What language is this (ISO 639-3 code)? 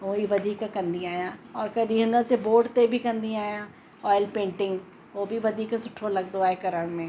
snd